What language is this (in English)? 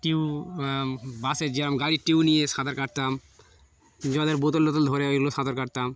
Bangla